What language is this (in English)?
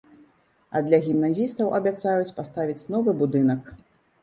Belarusian